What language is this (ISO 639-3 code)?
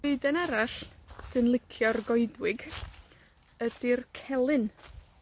cym